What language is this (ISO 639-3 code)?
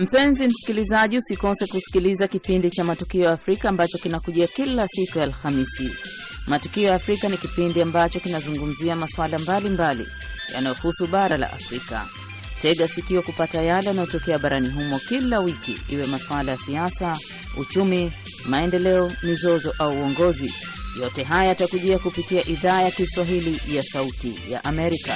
swa